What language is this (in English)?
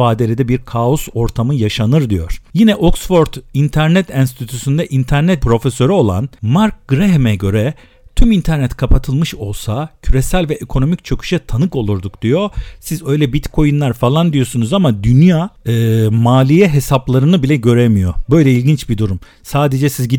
Turkish